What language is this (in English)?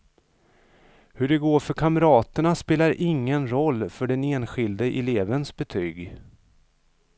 Swedish